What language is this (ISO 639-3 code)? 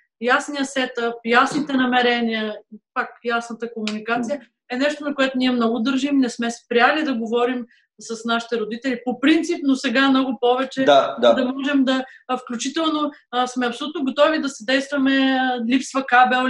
bul